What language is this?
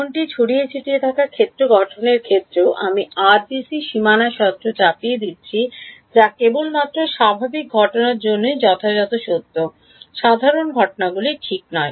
Bangla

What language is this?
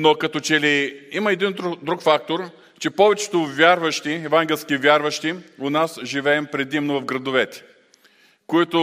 Bulgarian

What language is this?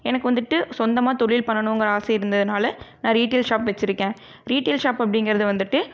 Tamil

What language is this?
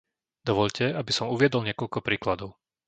Slovak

